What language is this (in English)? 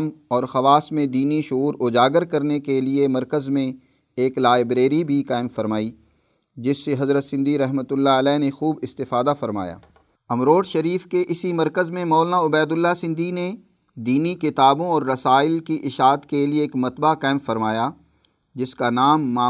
Urdu